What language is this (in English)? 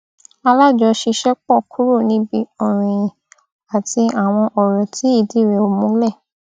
Yoruba